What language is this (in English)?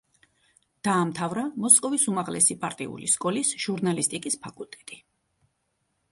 Georgian